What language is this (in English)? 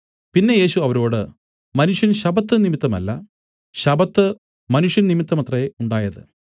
Malayalam